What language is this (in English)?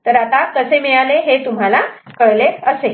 Marathi